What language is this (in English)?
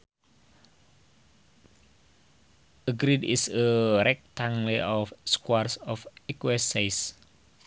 Sundanese